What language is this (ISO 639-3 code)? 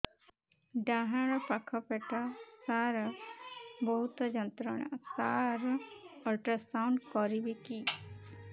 ori